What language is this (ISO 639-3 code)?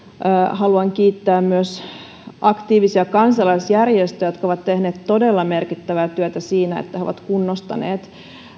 fin